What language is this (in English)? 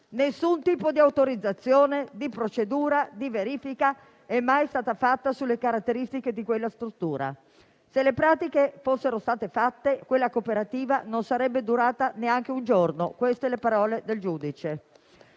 Italian